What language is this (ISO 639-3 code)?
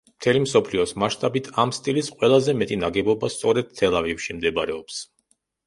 kat